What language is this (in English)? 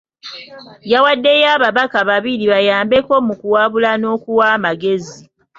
Ganda